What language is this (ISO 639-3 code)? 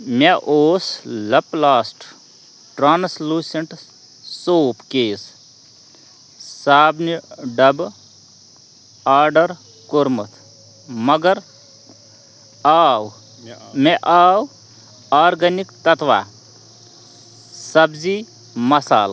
kas